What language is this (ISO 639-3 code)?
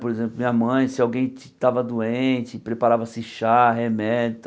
por